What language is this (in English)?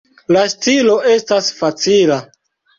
Esperanto